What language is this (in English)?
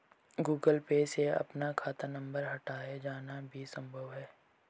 Hindi